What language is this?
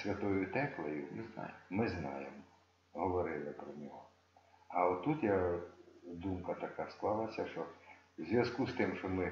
Ukrainian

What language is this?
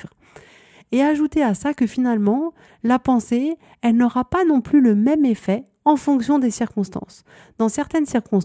French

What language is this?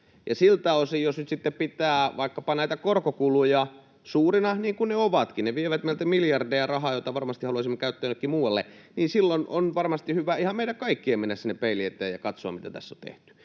Finnish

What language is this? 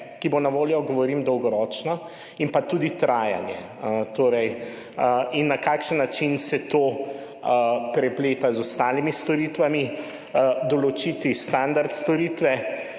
Slovenian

